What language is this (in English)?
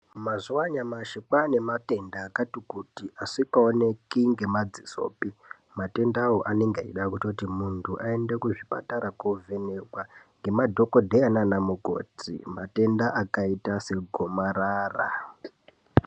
Ndau